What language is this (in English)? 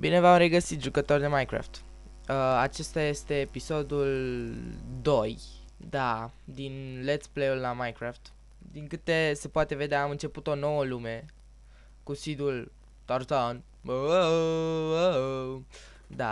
Romanian